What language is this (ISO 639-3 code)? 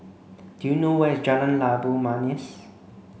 eng